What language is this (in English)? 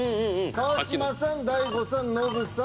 Japanese